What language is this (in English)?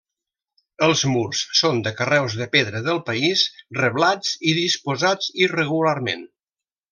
Catalan